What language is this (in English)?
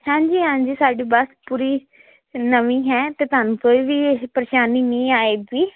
Punjabi